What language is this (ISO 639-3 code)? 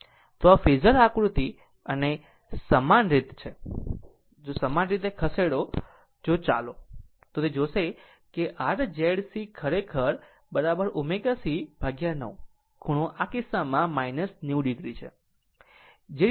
guj